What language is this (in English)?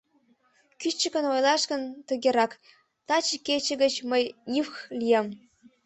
Mari